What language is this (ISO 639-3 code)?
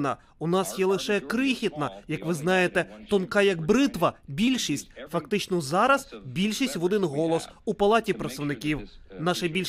ukr